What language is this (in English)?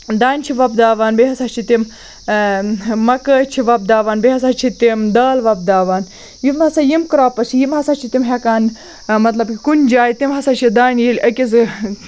Kashmiri